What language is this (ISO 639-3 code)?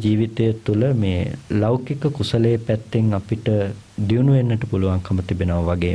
ind